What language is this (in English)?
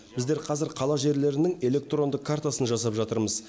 Kazakh